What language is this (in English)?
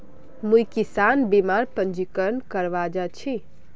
Magahi